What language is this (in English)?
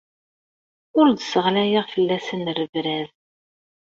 Kabyle